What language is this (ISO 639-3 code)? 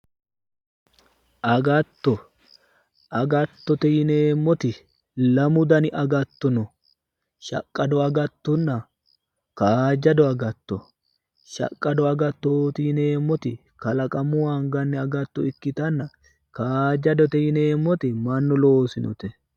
sid